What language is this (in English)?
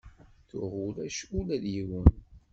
Kabyle